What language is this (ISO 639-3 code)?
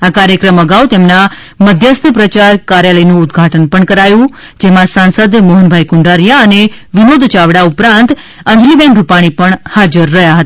guj